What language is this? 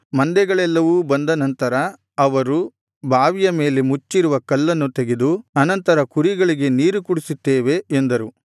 Kannada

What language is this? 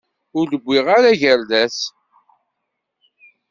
Kabyle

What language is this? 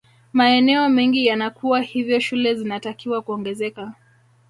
Swahili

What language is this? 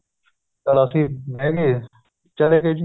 Punjabi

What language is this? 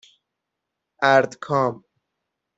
Persian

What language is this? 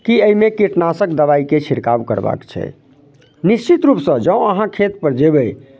Maithili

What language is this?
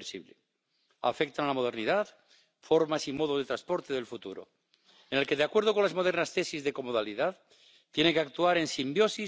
Polish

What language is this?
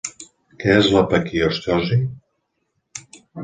Catalan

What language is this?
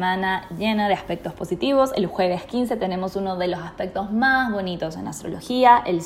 Spanish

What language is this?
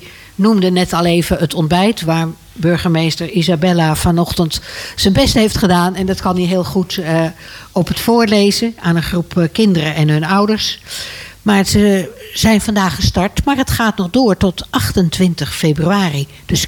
Dutch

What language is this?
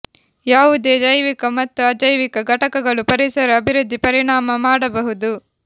Kannada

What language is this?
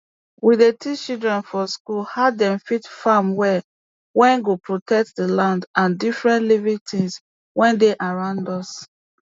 Nigerian Pidgin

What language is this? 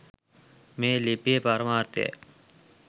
Sinhala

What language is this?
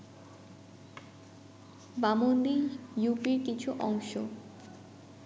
Bangla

